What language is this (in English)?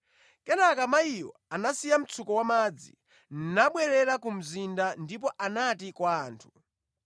Nyanja